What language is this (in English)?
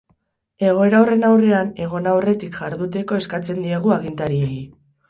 Basque